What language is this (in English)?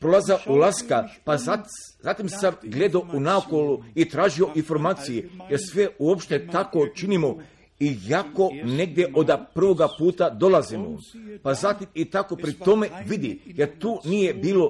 Croatian